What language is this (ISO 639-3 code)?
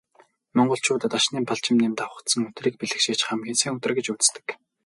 mon